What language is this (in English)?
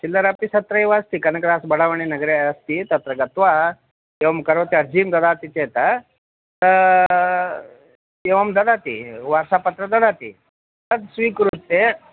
Sanskrit